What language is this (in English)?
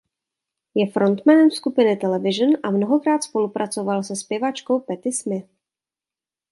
Czech